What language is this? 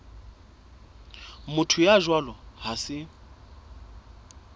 Southern Sotho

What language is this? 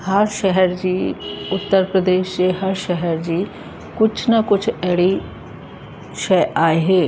Sindhi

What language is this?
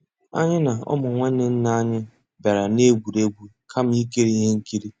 Igbo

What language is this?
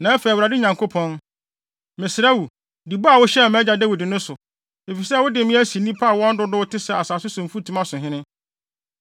Akan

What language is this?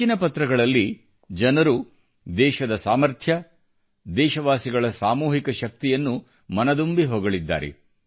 Kannada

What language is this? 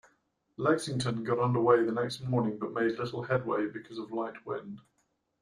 English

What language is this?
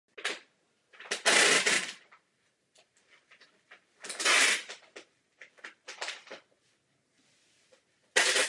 Czech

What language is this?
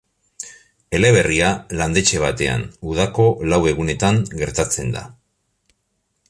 Basque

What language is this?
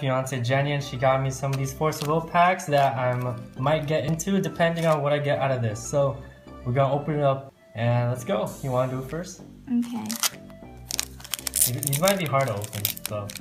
English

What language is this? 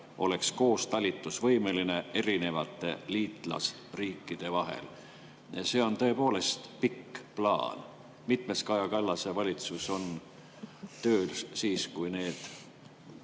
Estonian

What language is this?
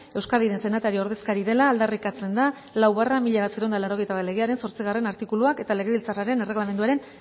Basque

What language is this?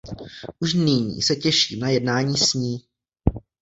Czech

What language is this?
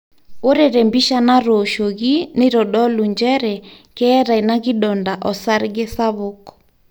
Masai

